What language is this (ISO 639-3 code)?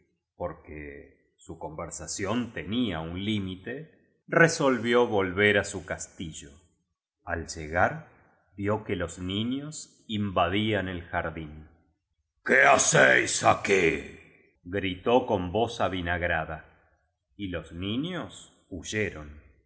spa